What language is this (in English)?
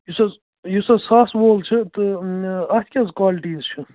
Kashmiri